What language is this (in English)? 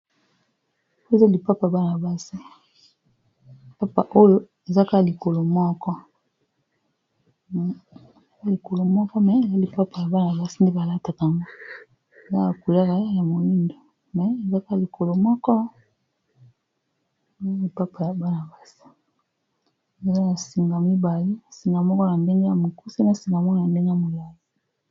Lingala